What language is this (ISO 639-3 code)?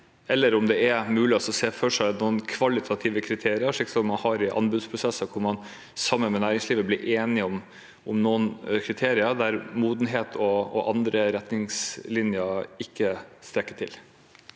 nor